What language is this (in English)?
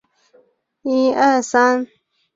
Chinese